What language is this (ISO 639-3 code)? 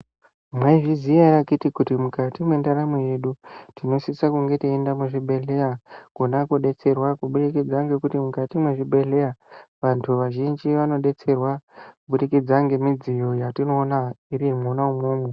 ndc